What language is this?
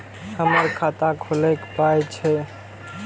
Maithili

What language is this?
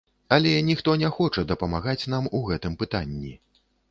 Belarusian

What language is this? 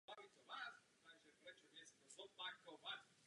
Czech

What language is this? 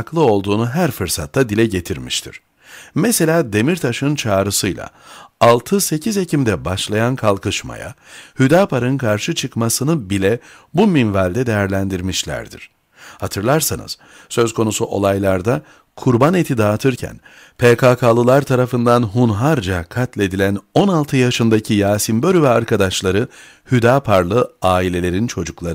Turkish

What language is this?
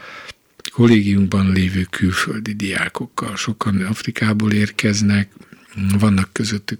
Hungarian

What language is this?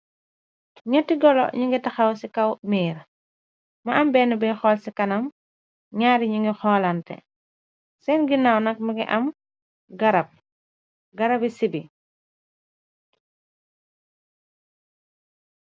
Wolof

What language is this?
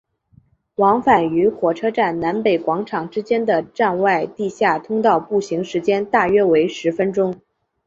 Chinese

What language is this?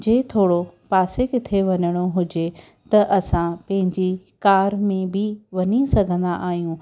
Sindhi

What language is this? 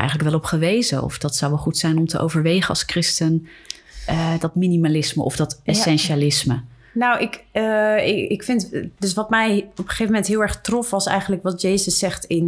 Dutch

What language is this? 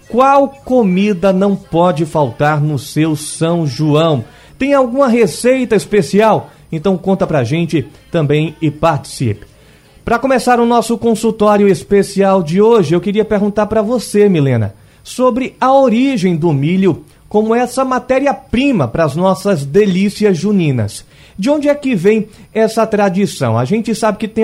Portuguese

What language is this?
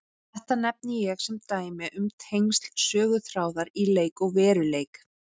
Icelandic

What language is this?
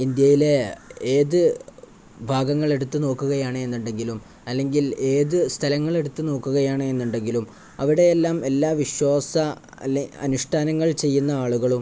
Malayalam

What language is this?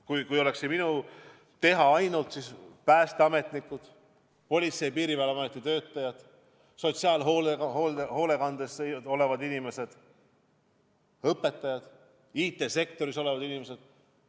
Estonian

